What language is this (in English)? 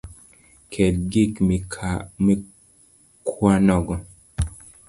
Luo (Kenya and Tanzania)